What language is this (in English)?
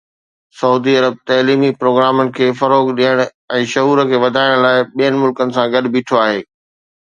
Sindhi